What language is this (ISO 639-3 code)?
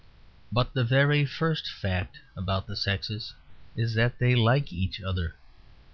eng